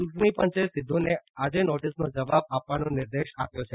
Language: Gujarati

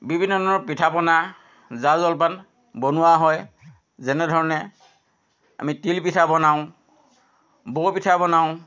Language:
Assamese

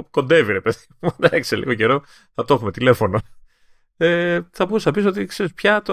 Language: Greek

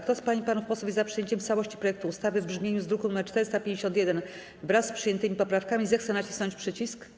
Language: Polish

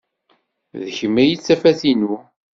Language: Kabyle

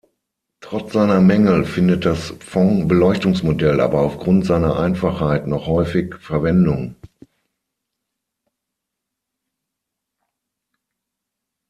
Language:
German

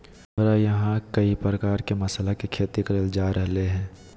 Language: Magahi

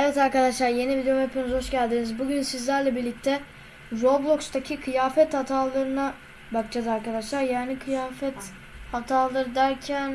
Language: Turkish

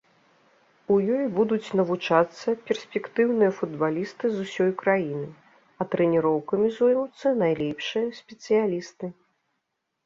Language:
Belarusian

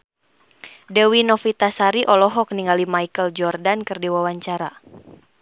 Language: Sundanese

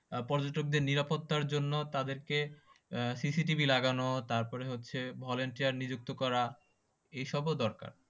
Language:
Bangla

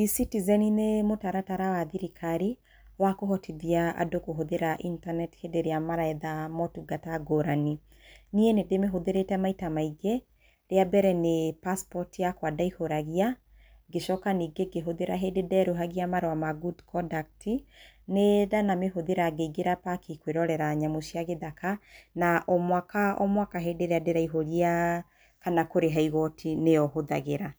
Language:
Kikuyu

